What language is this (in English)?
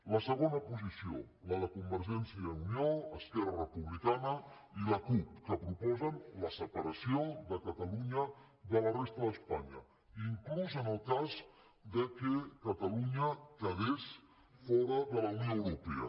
Catalan